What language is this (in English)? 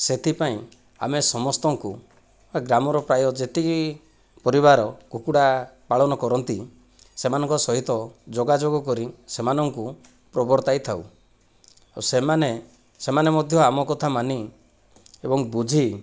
Odia